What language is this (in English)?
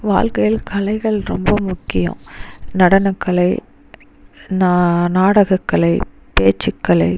Tamil